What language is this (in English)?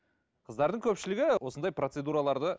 Kazakh